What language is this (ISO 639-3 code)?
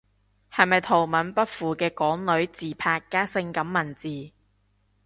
yue